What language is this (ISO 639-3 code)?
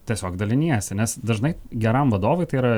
lit